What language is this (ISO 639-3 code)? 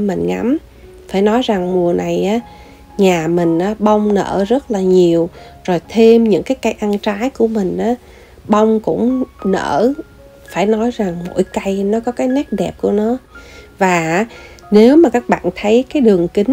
vie